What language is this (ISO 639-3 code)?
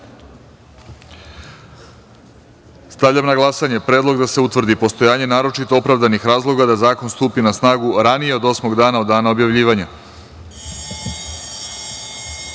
srp